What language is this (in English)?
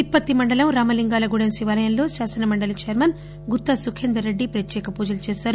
Telugu